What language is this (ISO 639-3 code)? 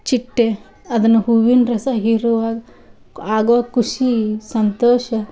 kan